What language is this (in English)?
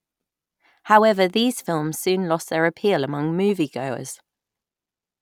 English